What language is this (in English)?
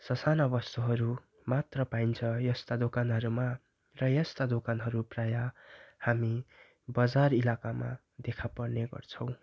Nepali